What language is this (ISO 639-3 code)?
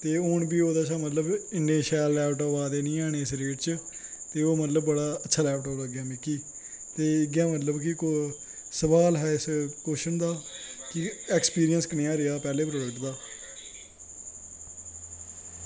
doi